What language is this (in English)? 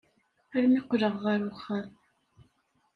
Kabyle